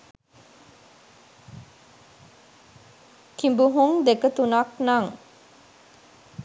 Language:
Sinhala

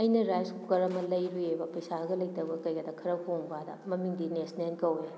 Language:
Manipuri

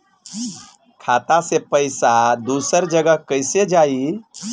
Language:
Bhojpuri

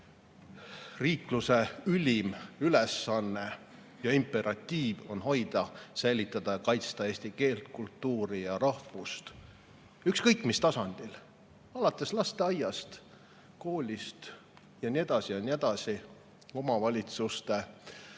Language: Estonian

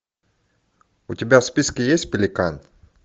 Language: Russian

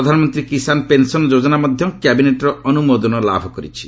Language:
Odia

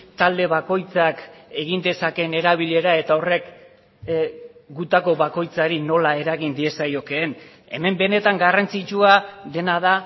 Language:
Basque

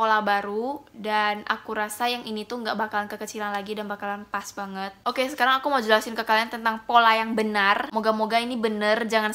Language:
Indonesian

